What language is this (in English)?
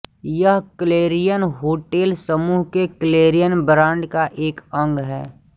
Hindi